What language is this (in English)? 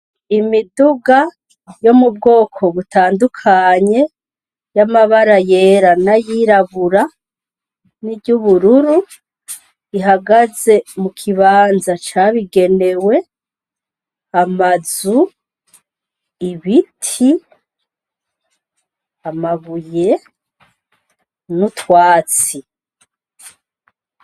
Rundi